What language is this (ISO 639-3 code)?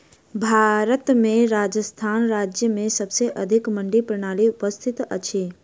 mai